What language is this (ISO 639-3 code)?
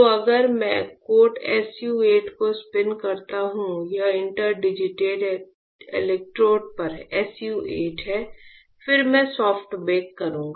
hin